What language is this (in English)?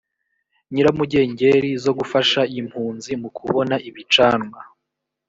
Kinyarwanda